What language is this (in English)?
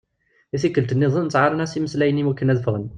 Kabyle